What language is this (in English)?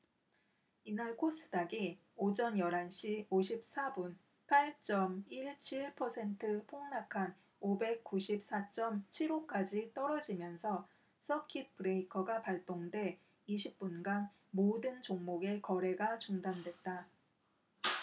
Korean